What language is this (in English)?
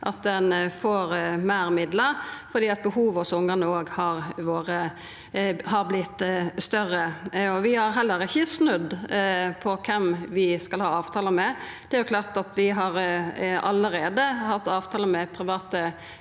Norwegian